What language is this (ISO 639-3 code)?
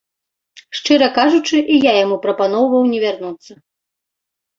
bel